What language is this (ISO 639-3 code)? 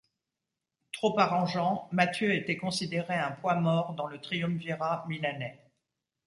fra